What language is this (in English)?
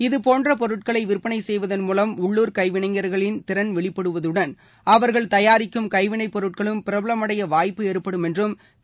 Tamil